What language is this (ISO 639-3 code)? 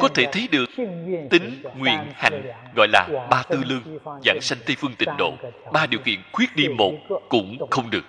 vie